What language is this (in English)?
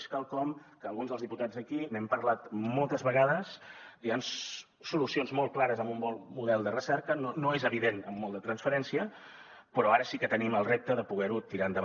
Catalan